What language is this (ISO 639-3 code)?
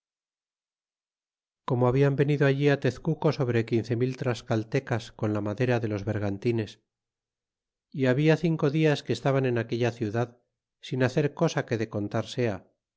spa